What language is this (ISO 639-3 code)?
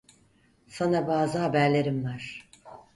tur